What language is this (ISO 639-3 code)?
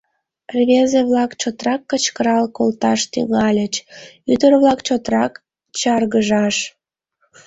chm